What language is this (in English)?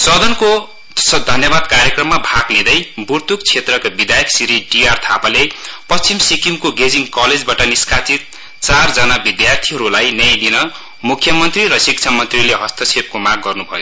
Nepali